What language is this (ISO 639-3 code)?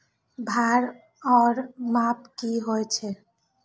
mai